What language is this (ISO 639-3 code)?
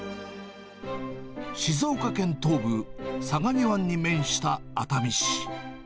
jpn